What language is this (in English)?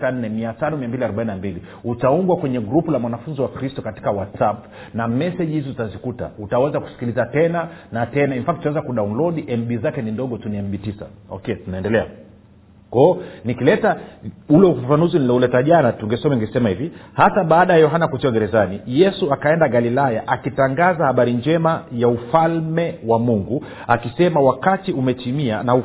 Swahili